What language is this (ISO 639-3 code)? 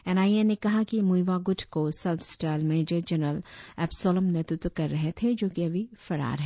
hin